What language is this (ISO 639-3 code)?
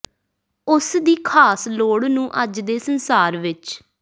pan